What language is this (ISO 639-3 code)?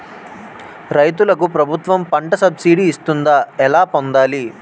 tel